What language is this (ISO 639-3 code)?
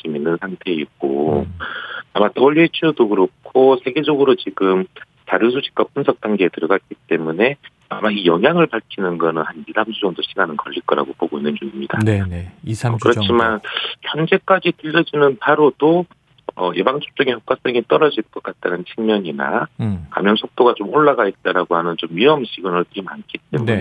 kor